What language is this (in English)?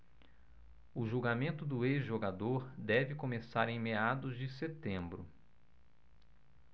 Portuguese